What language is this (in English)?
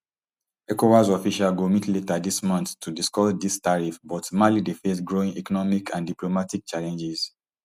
Nigerian Pidgin